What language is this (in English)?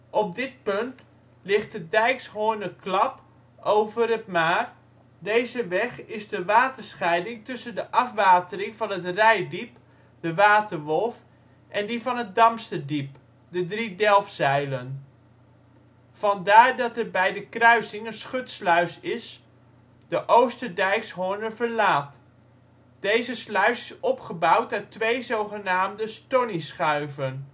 Dutch